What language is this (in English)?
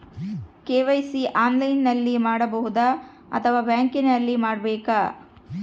Kannada